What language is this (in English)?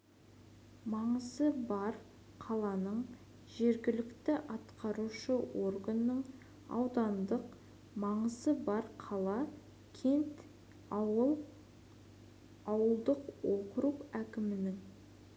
Kazakh